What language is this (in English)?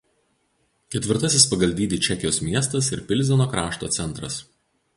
Lithuanian